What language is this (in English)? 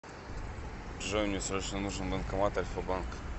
Russian